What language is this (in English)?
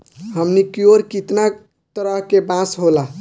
Bhojpuri